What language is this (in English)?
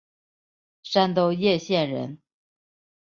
Chinese